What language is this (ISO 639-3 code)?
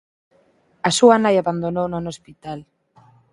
glg